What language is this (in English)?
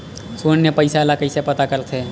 Chhattisgarhi